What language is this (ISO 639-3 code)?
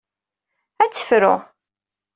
kab